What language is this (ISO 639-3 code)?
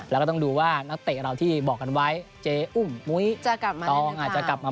tha